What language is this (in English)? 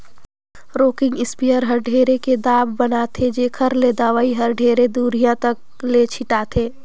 Chhattisgarhi